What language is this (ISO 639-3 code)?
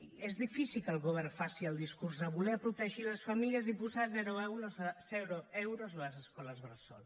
cat